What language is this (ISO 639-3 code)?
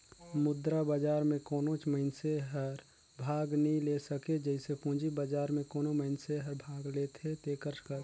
hne